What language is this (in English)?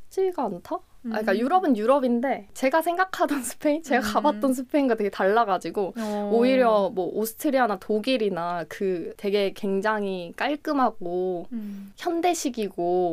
Korean